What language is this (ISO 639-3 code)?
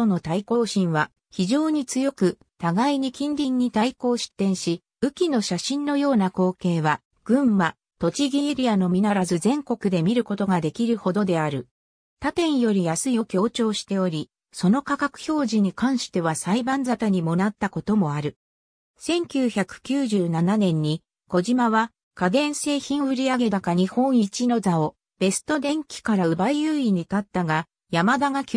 jpn